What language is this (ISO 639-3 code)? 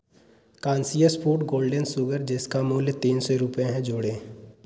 hin